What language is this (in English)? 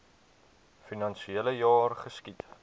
Afrikaans